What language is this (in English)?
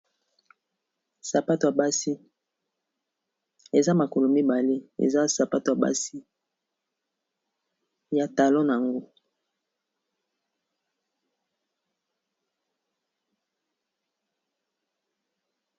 Lingala